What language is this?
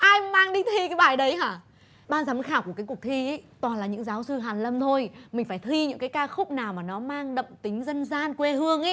Vietnamese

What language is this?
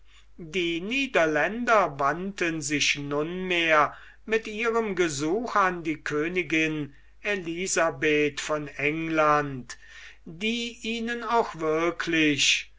German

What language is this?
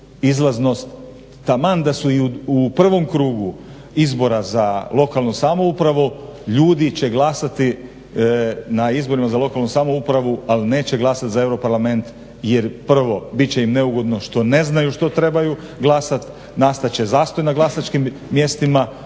Croatian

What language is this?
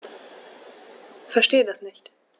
German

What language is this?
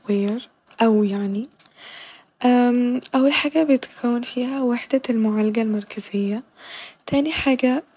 Egyptian Arabic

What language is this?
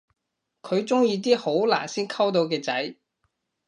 Cantonese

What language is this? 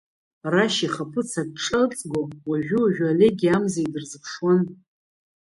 Abkhazian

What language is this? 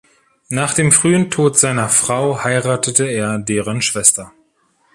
German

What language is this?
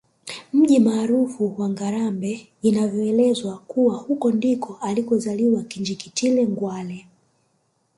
Swahili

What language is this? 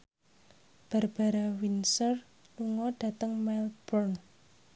Javanese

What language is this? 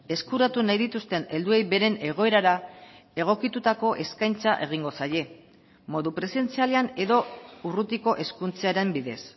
Basque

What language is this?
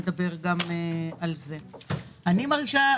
Hebrew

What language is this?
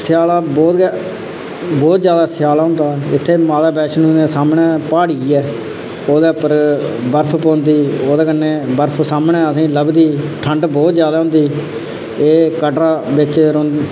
Dogri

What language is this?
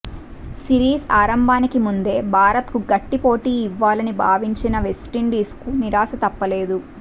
Telugu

